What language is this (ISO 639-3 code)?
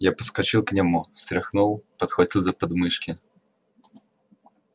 rus